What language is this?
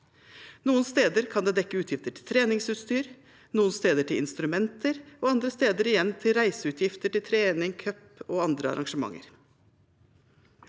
Norwegian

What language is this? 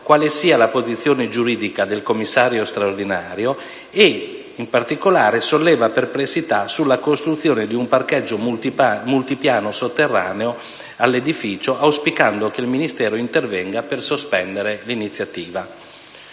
Italian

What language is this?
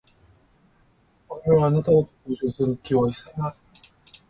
Japanese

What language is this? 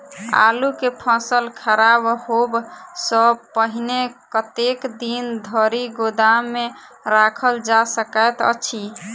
Maithili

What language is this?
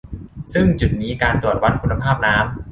Thai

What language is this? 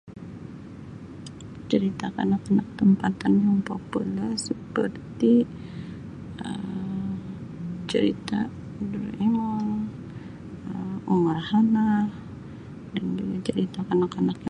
Sabah Malay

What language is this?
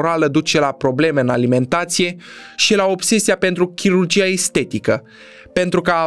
Romanian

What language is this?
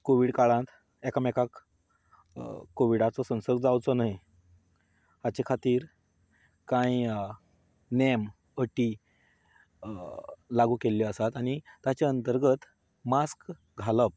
Konkani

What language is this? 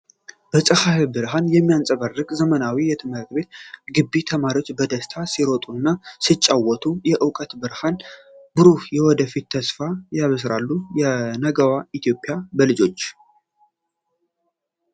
Amharic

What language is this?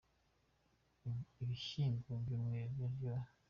Kinyarwanda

